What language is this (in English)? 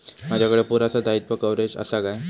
Marathi